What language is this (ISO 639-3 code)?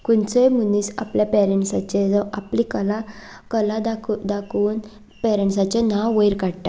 kok